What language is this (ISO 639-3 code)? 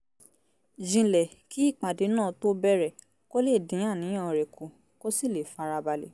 yor